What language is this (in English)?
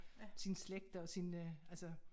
Danish